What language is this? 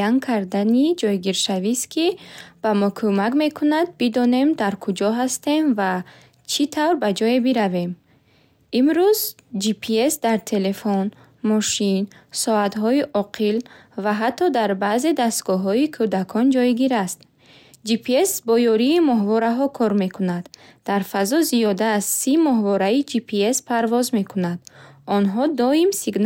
Bukharic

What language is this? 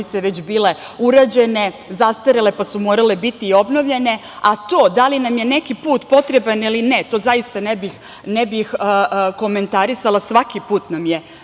Serbian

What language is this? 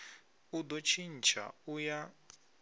Venda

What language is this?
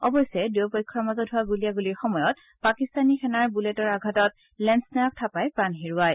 Assamese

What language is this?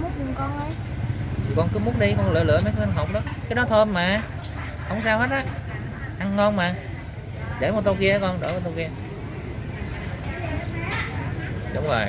Vietnamese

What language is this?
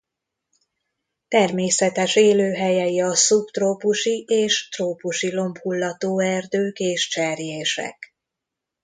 Hungarian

